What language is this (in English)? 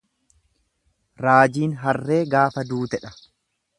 Oromo